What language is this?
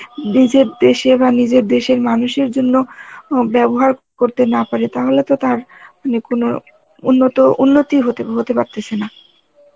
Bangla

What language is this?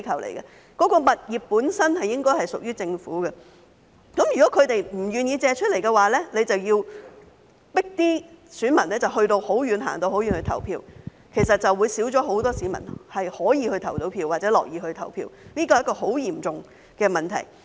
Cantonese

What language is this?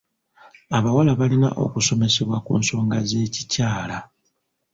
Ganda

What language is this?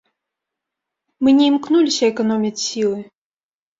Belarusian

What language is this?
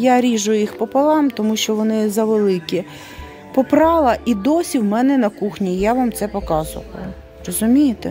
Ukrainian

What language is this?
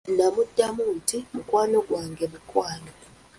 Ganda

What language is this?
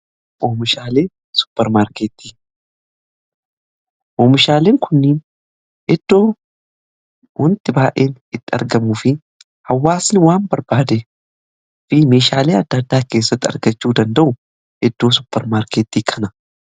Oromo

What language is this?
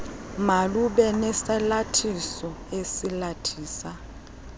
Xhosa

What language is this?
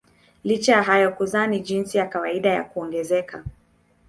Swahili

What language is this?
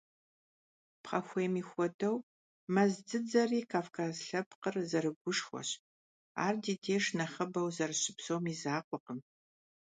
Kabardian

